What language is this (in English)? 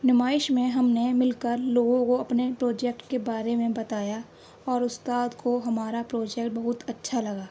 Urdu